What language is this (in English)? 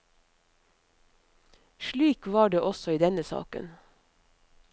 Norwegian